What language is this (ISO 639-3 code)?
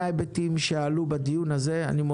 heb